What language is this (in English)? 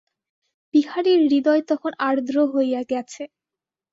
Bangla